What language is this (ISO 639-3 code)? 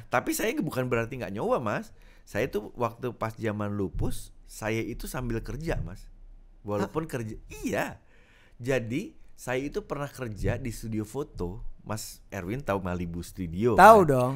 ind